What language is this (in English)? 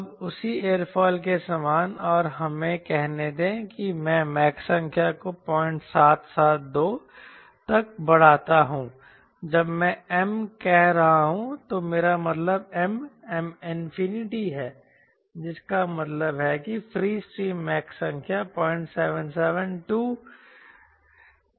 Hindi